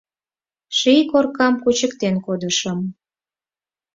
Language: Mari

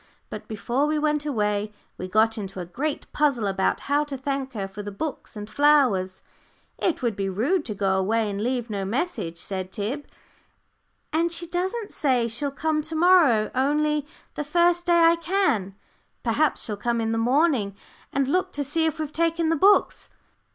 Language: English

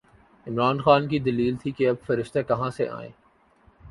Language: Urdu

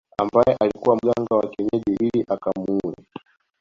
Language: Swahili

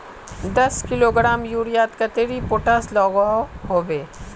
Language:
Magahi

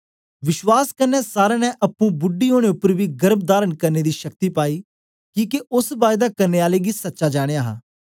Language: Dogri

